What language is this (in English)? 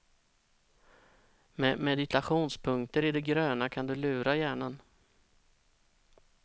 Swedish